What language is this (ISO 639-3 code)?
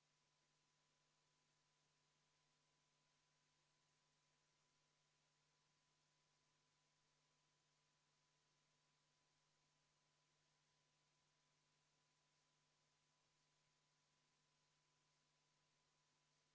est